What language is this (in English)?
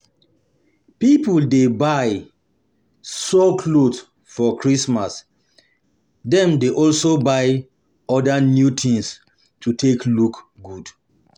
Nigerian Pidgin